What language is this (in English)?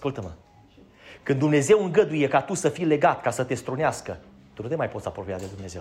Romanian